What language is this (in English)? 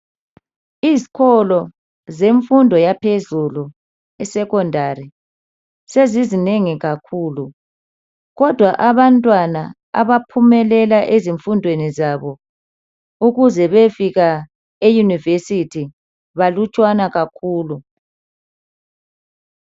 North Ndebele